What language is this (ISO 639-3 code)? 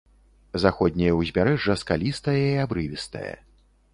bel